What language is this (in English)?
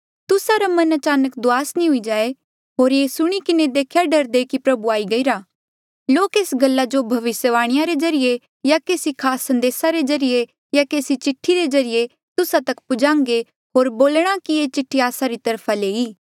Mandeali